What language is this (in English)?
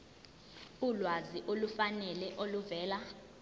Zulu